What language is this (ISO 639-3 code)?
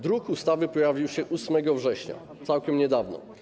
pol